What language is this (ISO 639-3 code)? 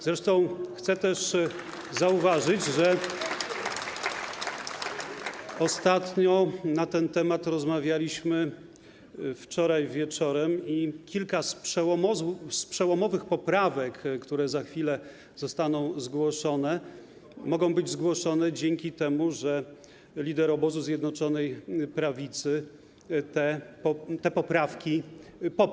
pol